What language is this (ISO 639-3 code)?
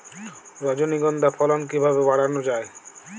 ben